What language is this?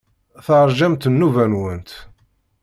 Kabyle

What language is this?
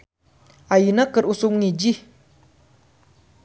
Sundanese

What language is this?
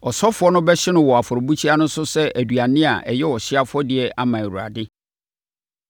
Akan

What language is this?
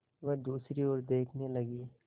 Hindi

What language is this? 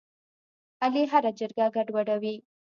Pashto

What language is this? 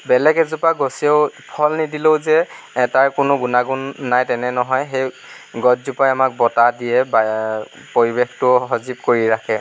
Assamese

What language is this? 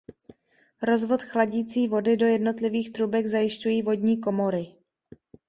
Czech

